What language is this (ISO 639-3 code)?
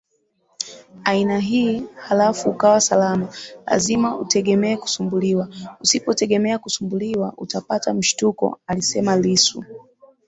swa